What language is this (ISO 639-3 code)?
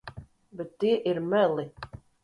lav